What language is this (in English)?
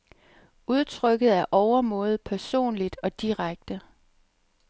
Danish